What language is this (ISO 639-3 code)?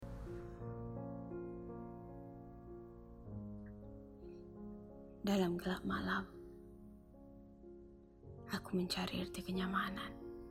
msa